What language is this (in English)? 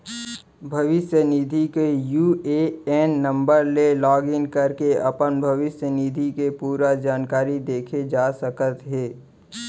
Chhattisgarhi